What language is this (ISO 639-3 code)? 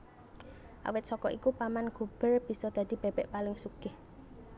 jav